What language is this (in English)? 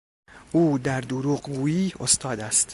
Persian